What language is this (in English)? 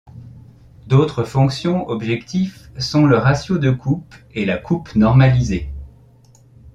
French